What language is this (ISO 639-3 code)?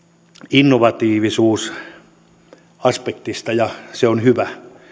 fin